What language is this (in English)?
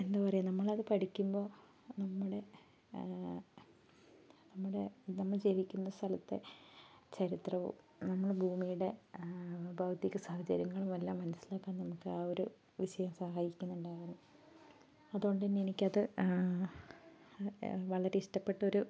Malayalam